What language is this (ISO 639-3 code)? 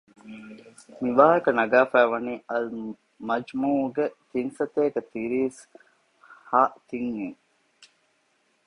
div